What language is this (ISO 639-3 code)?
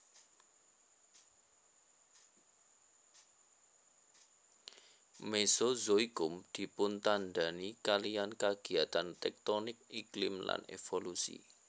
jav